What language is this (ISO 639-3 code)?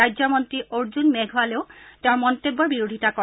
asm